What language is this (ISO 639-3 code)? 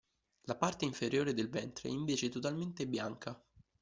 ita